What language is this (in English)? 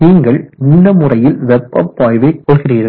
Tamil